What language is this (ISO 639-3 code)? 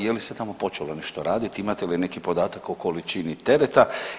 hrv